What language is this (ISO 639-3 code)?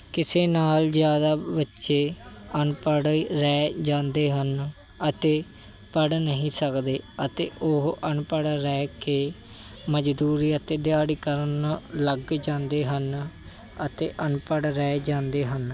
pan